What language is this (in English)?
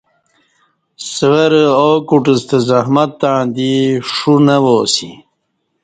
Kati